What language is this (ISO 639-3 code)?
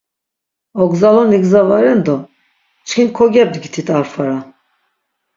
lzz